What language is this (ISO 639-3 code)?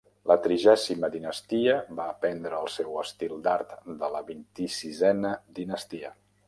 cat